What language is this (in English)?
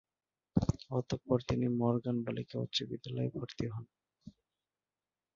Bangla